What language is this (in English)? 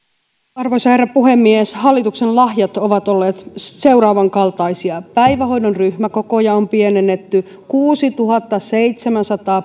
Finnish